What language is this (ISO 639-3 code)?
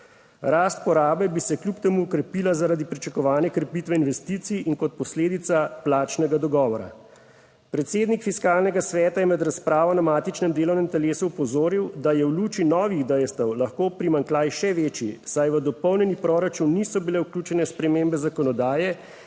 slv